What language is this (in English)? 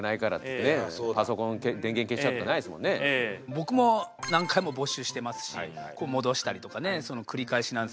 Japanese